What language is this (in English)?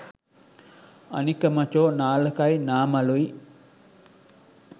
Sinhala